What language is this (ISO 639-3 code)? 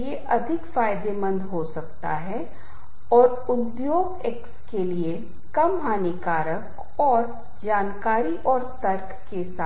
hin